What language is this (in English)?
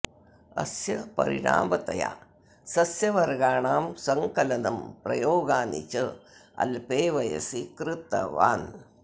Sanskrit